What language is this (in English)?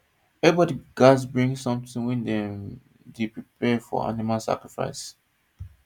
Nigerian Pidgin